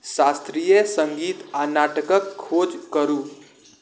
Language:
Maithili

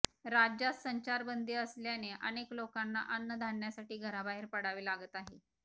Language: Marathi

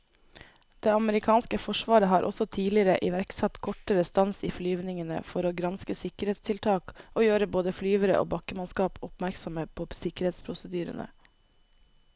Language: Norwegian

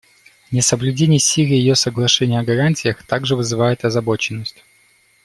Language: Russian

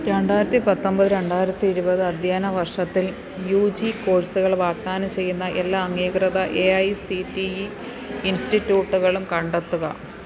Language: Malayalam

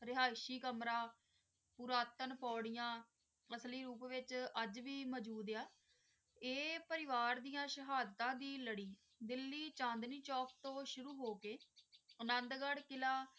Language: Punjabi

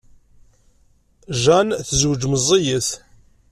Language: Kabyle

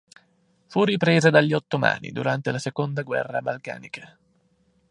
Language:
Italian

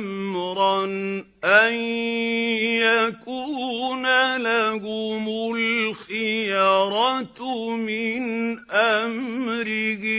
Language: Arabic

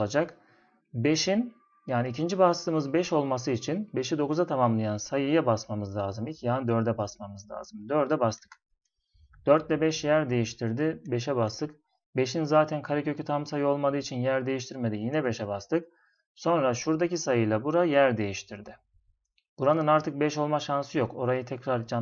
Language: Turkish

